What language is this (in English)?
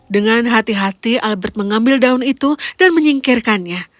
Indonesian